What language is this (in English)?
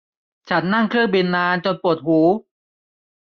Thai